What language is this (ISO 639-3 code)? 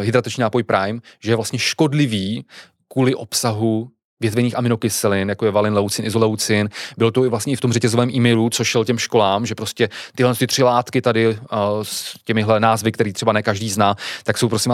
ces